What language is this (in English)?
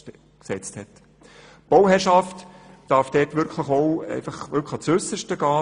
Swiss German